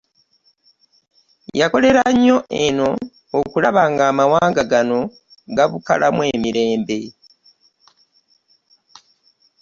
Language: Ganda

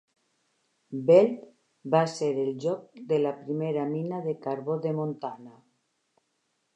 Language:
Catalan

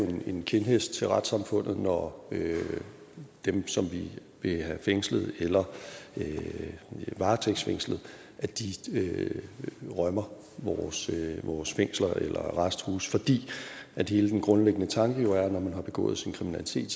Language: Danish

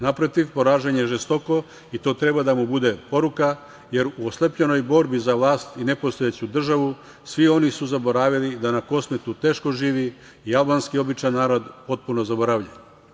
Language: Serbian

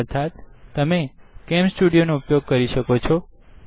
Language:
Gujarati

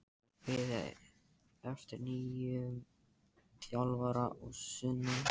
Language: Icelandic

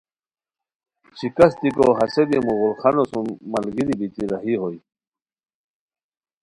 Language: Khowar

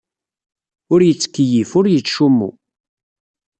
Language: Kabyle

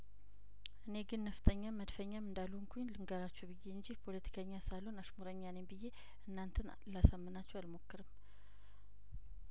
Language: Amharic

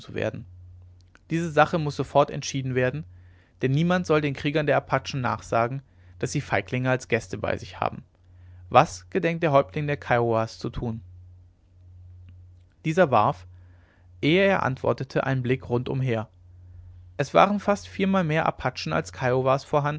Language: German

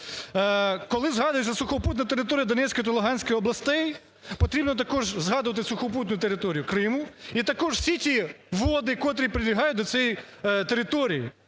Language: Ukrainian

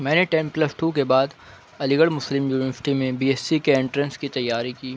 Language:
Urdu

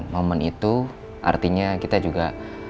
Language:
Indonesian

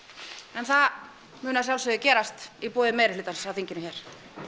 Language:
Icelandic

